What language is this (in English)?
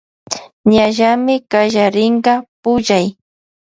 Loja Highland Quichua